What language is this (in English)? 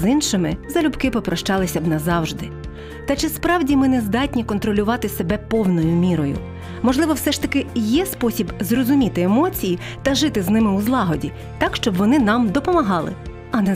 Ukrainian